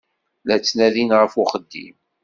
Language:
Kabyle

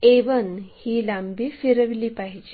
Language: Marathi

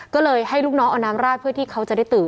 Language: Thai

